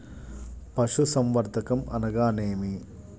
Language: Telugu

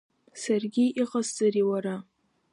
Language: Abkhazian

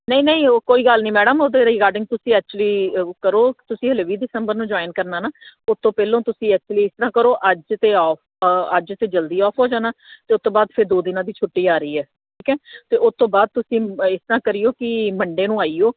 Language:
Punjabi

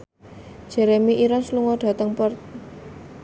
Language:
Javanese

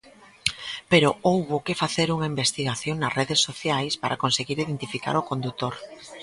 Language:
Galician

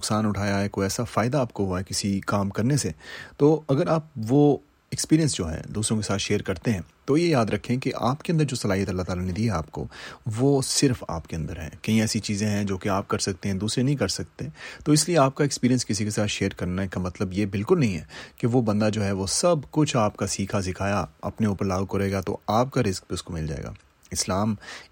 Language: Swahili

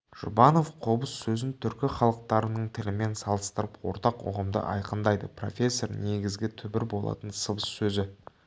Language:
Kazakh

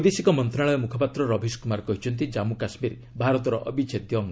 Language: Odia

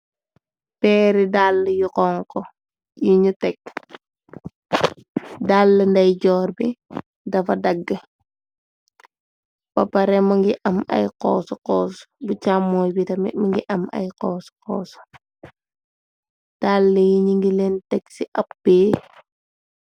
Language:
Wolof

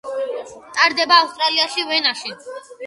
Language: Georgian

